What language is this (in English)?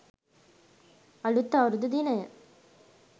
Sinhala